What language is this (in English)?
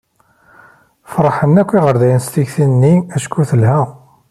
Kabyle